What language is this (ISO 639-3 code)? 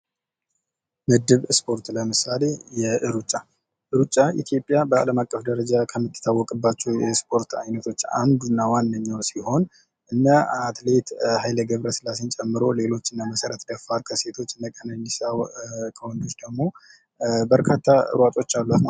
amh